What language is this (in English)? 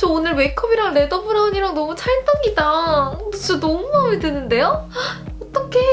Korean